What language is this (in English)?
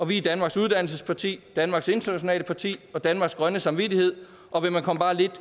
Danish